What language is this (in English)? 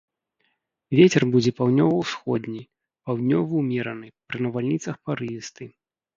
Belarusian